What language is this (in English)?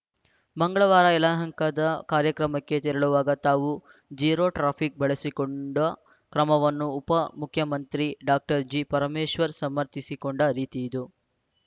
Kannada